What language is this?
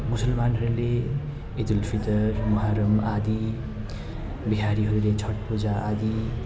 Nepali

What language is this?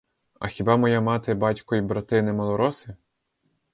Ukrainian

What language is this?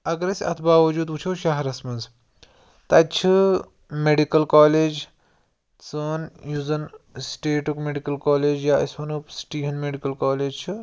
Kashmiri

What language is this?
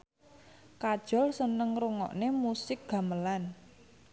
Javanese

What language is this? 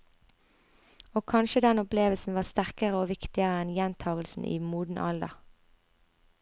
Norwegian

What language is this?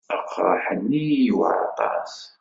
Kabyle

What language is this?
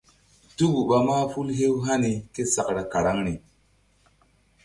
Mbum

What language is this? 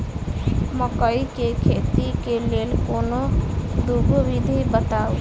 Maithili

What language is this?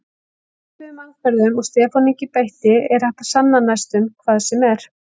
Icelandic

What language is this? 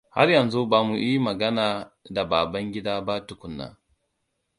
Hausa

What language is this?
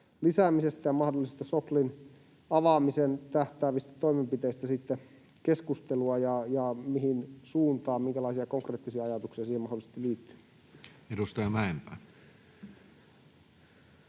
Finnish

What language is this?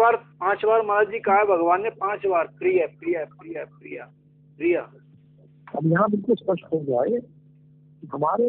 Hindi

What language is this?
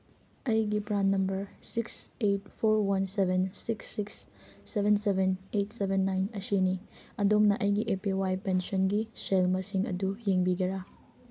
Manipuri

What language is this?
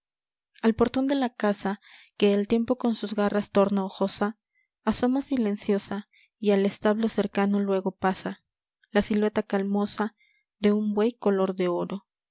Spanish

